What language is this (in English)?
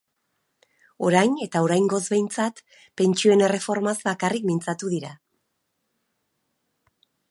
Basque